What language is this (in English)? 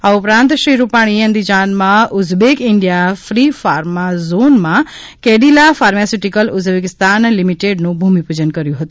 Gujarati